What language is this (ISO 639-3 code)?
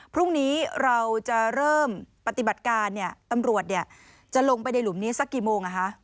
tha